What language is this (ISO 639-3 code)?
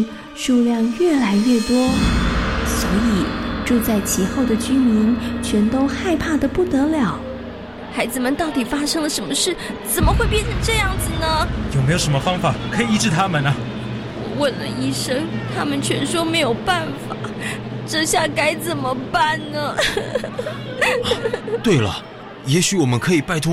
zho